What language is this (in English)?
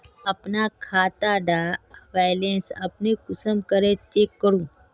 Magahi